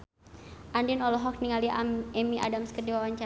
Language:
Sundanese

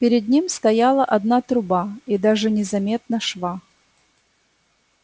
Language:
Russian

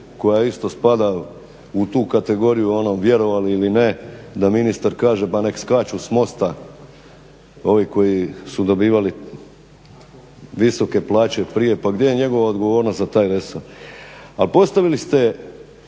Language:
Croatian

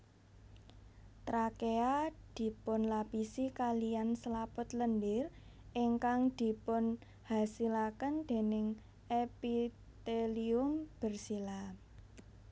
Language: Javanese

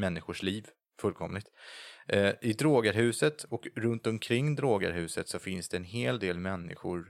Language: Swedish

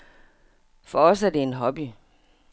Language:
Danish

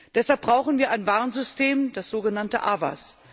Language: German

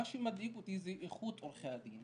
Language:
Hebrew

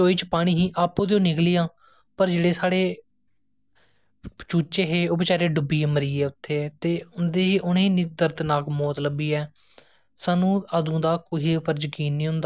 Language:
Dogri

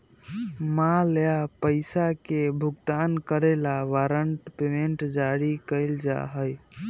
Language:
Magahi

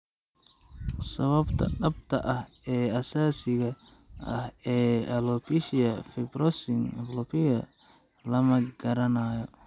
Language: Somali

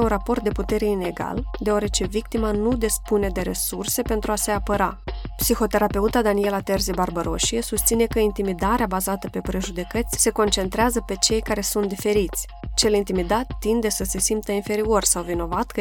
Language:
Romanian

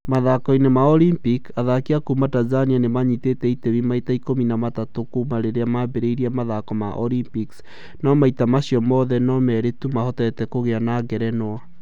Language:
Kikuyu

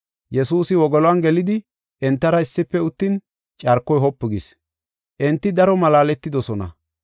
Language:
Gofa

